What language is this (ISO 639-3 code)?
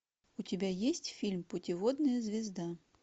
rus